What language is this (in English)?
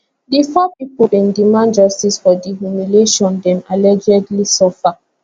Nigerian Pidgin